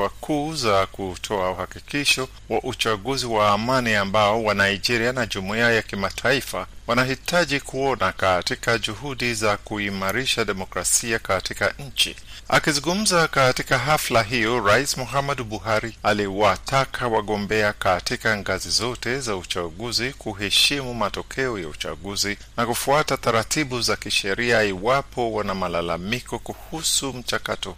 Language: Swahili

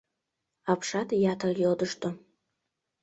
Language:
Mari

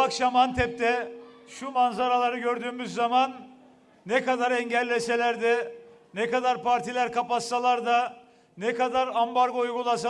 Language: Turkish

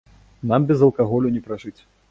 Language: Belarusian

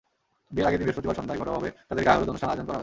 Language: Bangla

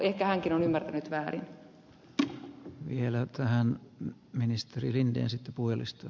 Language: Finnish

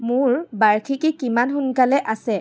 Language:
Assamese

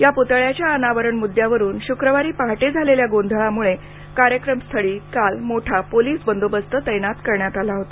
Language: Marathi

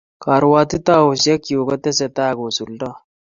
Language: Kalenjin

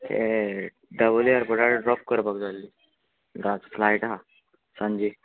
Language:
Konkani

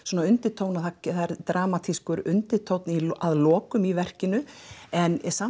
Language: Icelandic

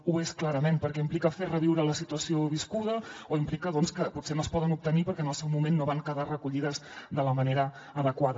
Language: Catalan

